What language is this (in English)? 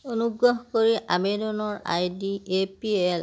Assamese